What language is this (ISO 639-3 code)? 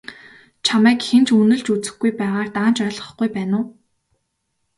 mon